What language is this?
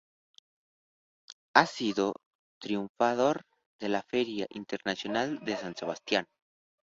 Spanish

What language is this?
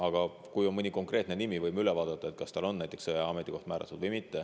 Estonian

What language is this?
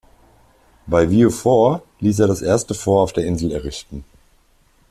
German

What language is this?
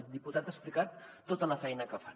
Catalan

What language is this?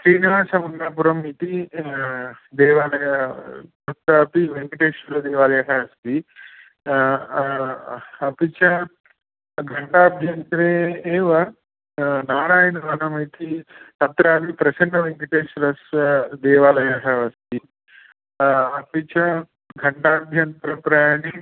Sanskrit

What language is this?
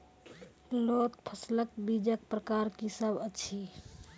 Maithili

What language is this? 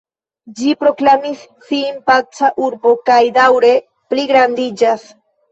Esperanto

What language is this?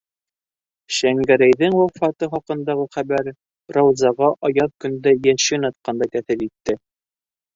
Bashkir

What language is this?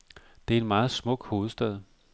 Danish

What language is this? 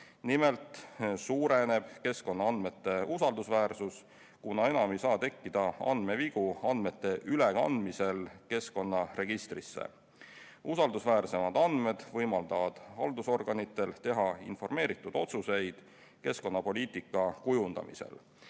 Estonian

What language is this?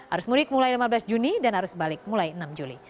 Indonesian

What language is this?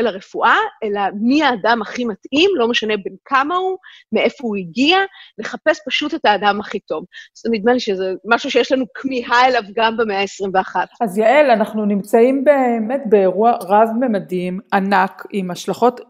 Hebrew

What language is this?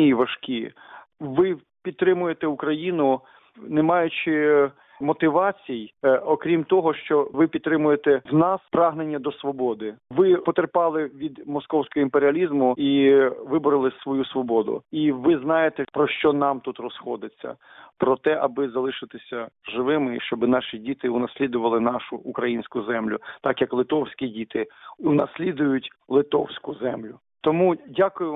Ukrainian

